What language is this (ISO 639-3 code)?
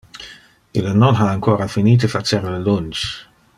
ina